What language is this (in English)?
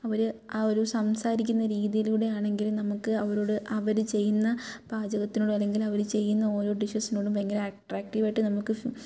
Malayalam